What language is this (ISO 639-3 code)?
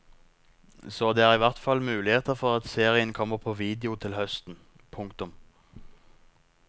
nor